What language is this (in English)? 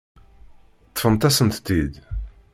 Kabyle